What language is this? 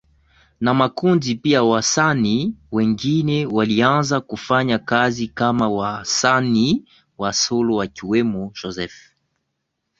Swahili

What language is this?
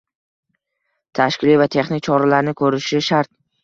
Uzbek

